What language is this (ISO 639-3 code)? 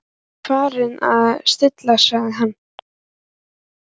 isl